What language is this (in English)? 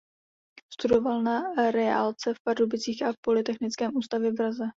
Czech